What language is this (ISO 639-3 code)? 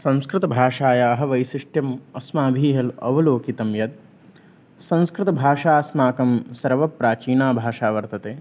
san